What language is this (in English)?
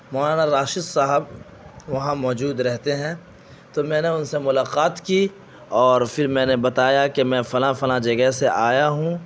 Urdu